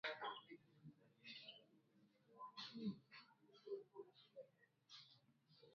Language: Swahili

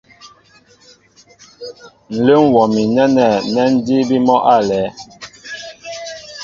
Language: Mbo (Cameroon)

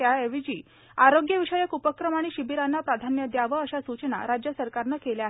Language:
Marathi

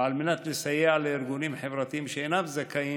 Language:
Hebrew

